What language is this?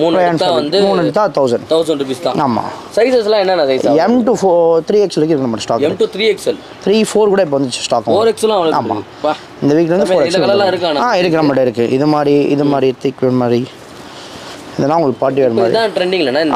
Tamil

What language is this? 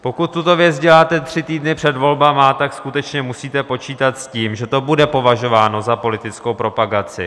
Czech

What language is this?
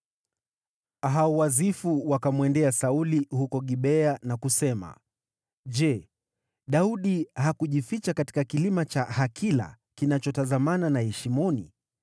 Swahili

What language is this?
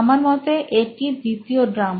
Bangla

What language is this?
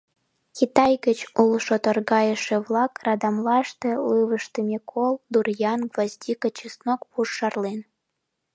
Mari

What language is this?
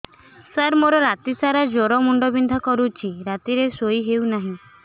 Odia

